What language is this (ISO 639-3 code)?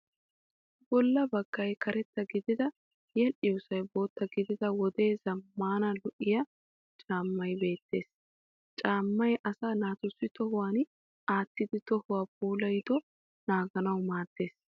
wal